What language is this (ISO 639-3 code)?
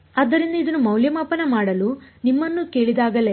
kan